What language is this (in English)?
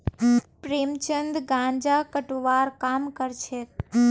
Magahi